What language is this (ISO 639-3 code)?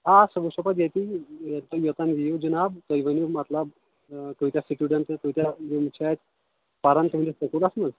kas